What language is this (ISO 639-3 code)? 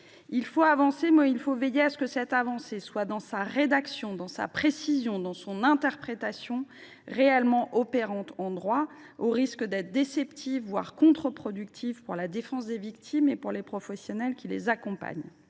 fra